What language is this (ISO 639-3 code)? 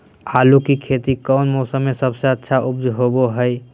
mag